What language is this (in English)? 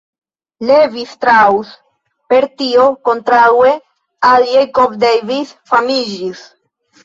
Esperanto